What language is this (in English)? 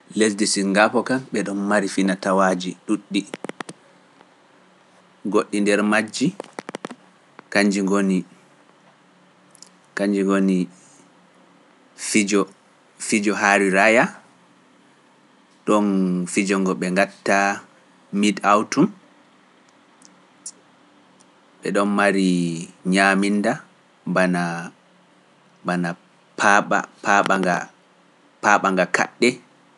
Pular